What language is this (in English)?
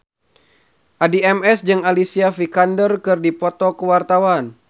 Sundanese